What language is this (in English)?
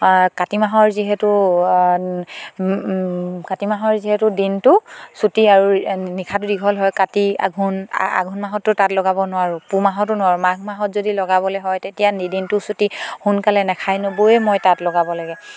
Assamese